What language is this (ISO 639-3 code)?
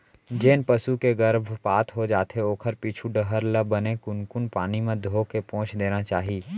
hne